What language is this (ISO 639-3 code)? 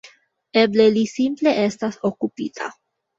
epo